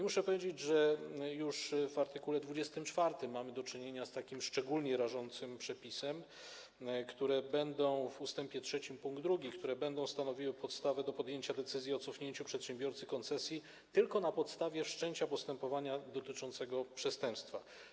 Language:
Polish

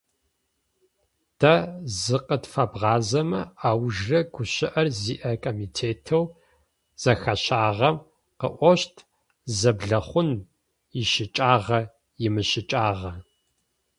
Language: Adyghe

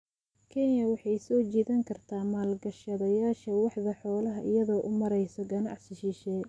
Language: Somali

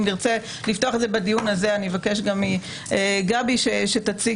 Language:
Hebrew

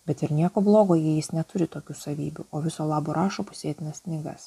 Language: Lithuanian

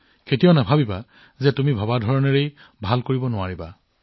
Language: Assamese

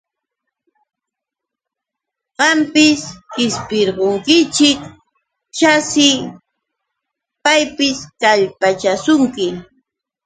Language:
Yauyos Quechua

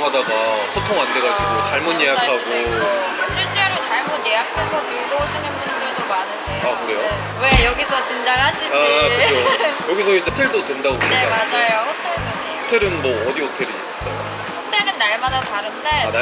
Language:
Korean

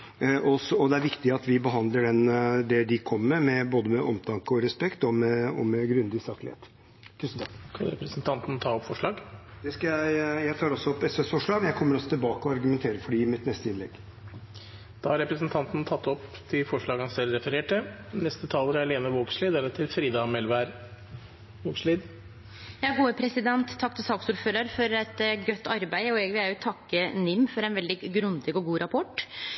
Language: Norwegian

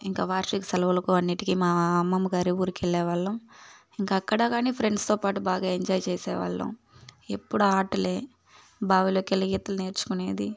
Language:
Telugu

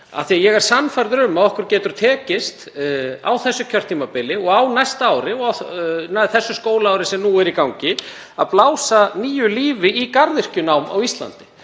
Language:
Icelandic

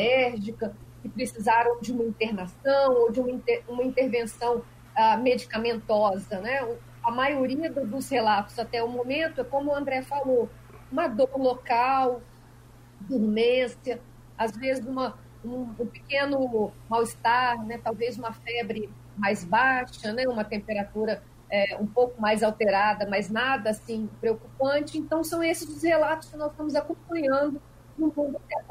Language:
Portuguese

